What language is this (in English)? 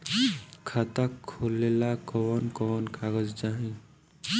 Bhojpuri